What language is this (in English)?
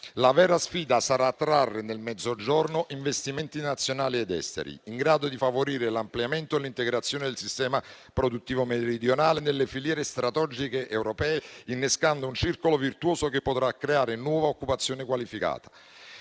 Italian